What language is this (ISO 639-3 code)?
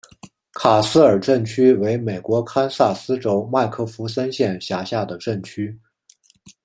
zho